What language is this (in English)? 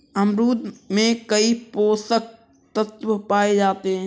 Hindi